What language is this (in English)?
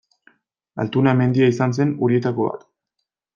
Basque